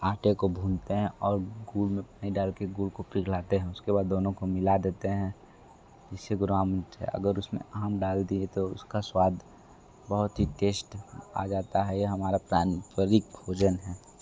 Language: Hindi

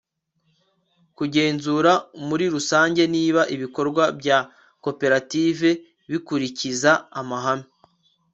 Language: Kinyarwanda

